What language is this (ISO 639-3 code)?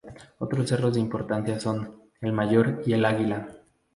spa